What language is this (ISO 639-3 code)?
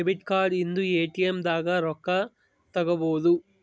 kan